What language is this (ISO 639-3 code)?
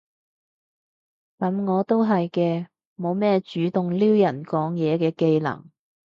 yue